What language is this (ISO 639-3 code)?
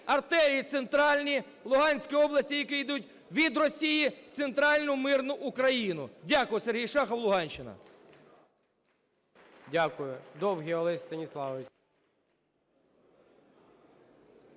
ukr